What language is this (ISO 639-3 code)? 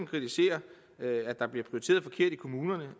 dan